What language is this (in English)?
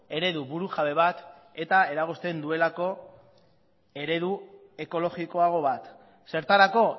Basque